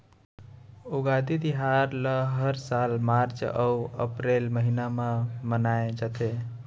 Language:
Chhattisgarhi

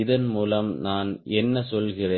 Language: Tamil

